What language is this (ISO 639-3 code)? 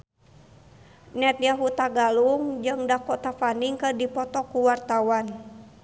sun